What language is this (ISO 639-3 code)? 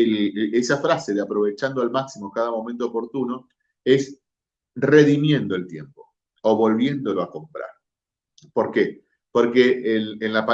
spa